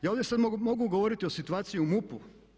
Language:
Croatian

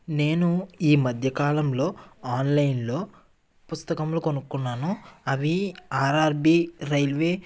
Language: Telugu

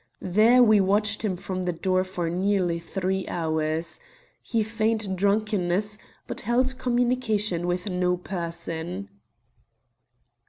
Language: English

